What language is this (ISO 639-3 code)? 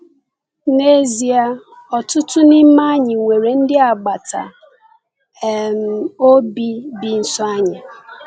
ibo